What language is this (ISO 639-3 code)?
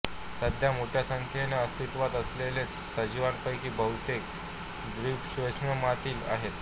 mar